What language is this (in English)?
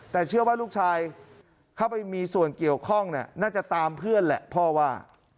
Thai